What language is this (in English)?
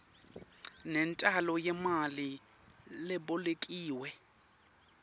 Swati